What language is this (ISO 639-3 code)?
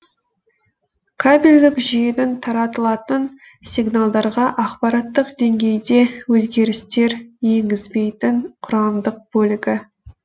kaz